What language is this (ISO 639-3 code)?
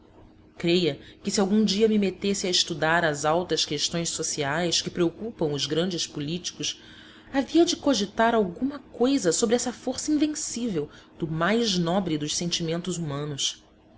por